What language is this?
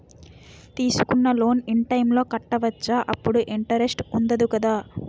Telugu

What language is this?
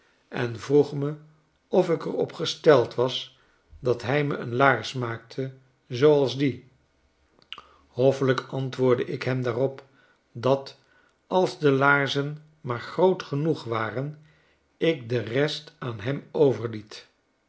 Dutch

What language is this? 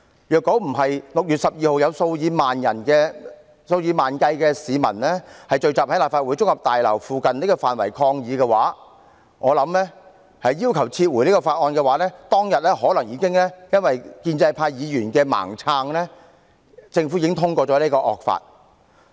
Cantonese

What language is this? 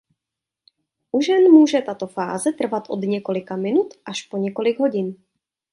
Czech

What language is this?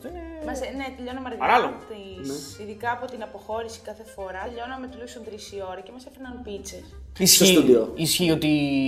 Greek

